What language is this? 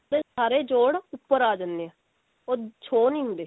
Punjabi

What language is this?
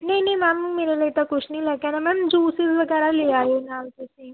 Punjabi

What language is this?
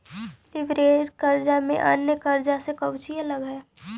Magahi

